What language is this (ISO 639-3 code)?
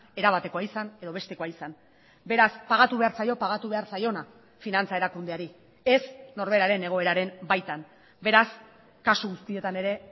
eus